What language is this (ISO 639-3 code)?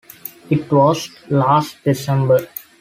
eng